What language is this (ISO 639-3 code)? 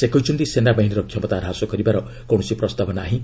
ori